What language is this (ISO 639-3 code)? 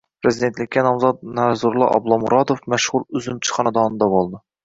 uzb